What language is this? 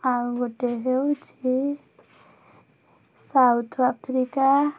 Odia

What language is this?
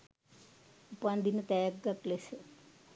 Sinhala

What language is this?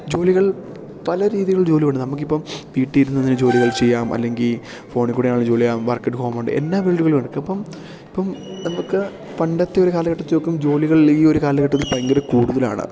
Malayalam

